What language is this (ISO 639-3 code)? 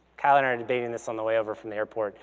eng